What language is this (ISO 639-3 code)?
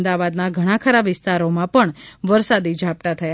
guj